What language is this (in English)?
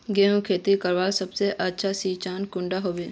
Magahi